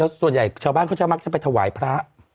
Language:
Thai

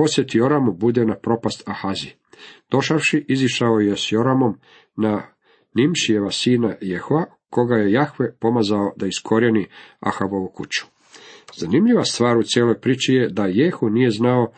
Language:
Croatian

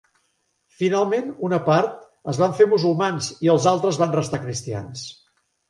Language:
Catalan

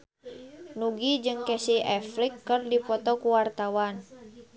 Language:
Sundanese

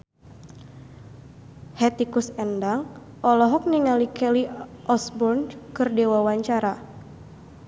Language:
Sundanese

